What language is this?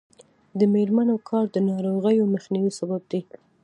Pashto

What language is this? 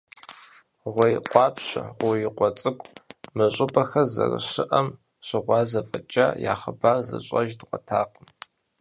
Kabardian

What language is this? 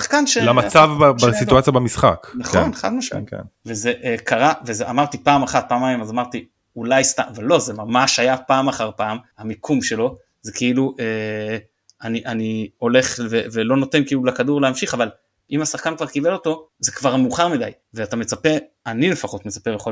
Hebrew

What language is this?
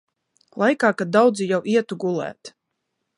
Latvian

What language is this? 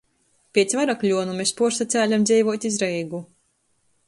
Latgalian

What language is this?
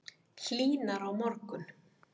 Icelandic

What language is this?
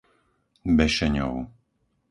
Slovak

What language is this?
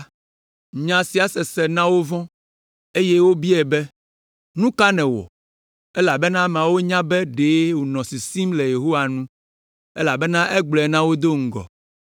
Ewe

